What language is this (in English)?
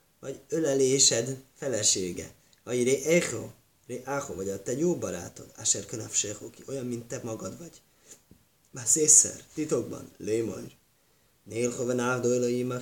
Hungarian